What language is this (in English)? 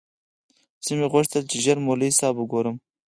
Pashto